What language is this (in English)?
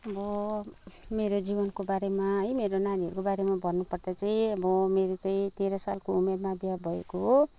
Nepali